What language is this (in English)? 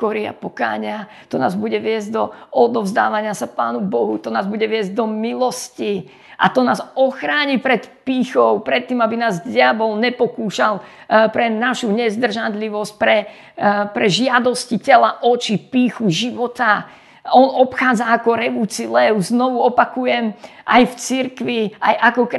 Slovak